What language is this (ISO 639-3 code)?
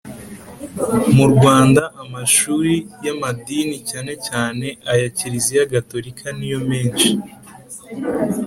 kin